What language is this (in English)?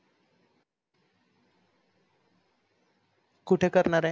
Marathi